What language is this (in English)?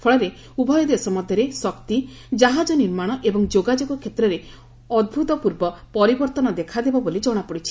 Odia